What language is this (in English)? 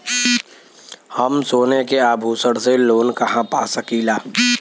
Bhojpuri